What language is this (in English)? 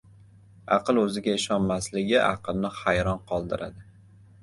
Uzbek